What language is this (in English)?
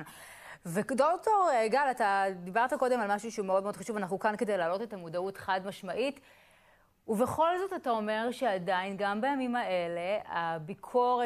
Hebrew